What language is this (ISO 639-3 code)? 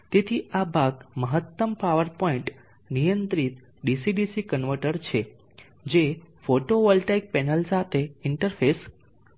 guj